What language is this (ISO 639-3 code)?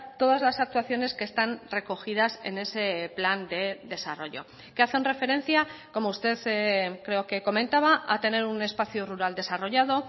spa